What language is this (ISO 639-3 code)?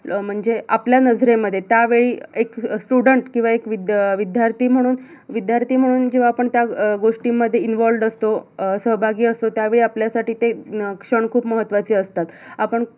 mar